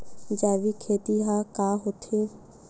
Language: Chhattisgarhi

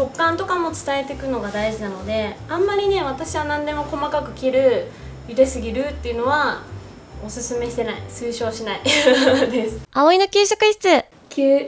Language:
Japanese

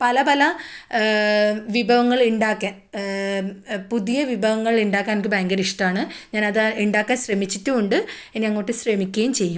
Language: Malayalam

